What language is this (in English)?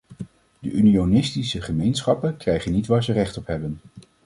Dutch